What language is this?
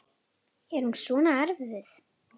Icelandic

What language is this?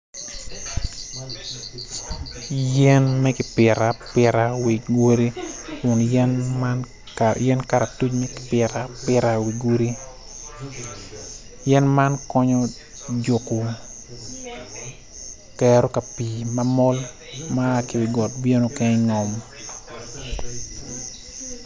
Acoli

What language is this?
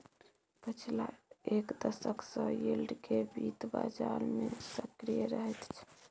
Maithili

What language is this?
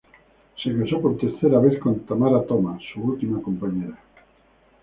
Spanish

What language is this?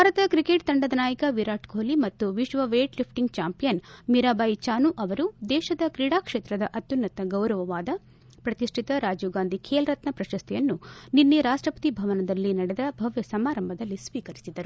Kannada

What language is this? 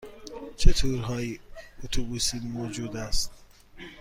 Persian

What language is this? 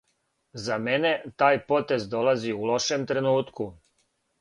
Serbian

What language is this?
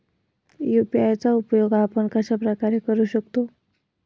Marathi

